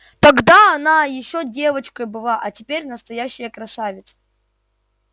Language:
Russian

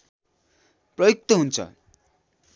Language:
Nepali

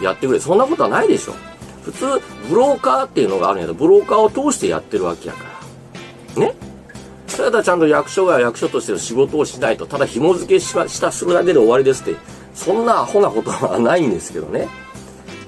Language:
Japanese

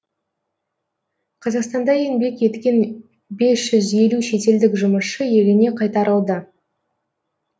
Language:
Kazakh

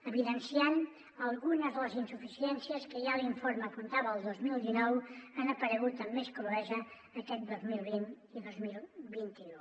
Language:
Catalan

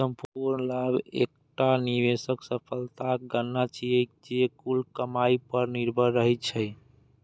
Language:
Maithili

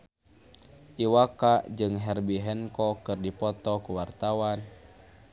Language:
Sundanese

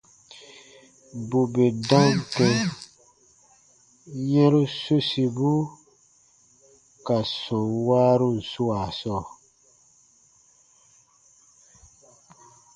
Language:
Baatonum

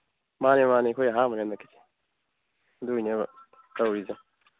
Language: Manipuri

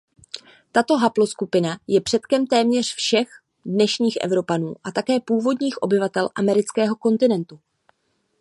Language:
Czech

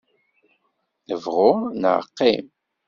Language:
Kabyle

